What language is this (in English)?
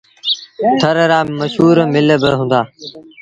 Sindhi Bhil